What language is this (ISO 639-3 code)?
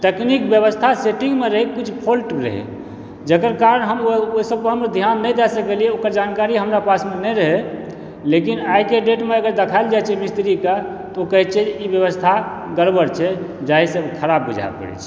mai